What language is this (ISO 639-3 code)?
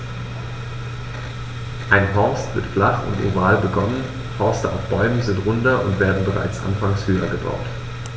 deu